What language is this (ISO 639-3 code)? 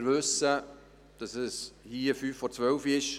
gsw